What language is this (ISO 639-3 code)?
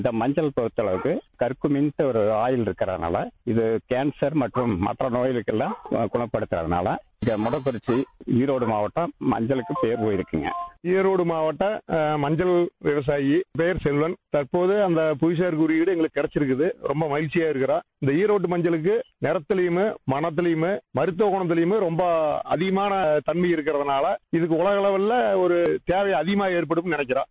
tam